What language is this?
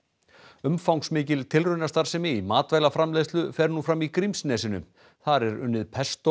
Icelandic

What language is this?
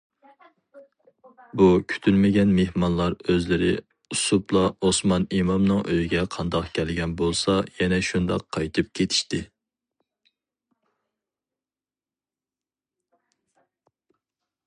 Uyghur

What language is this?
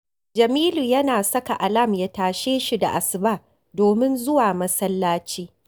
Hausa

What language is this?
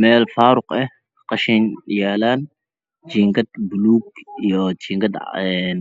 Somali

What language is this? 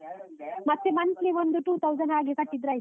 Kannada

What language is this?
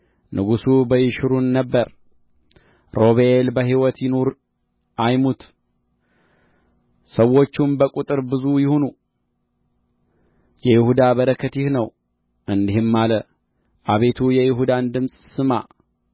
Amharic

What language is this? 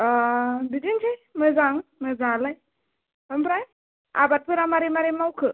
Bodo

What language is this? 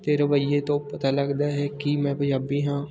Punjabi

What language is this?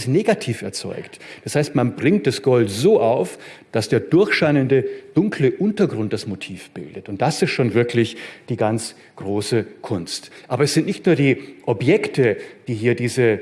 German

